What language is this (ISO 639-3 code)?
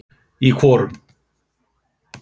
isl